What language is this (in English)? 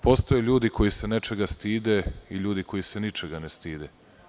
Serbian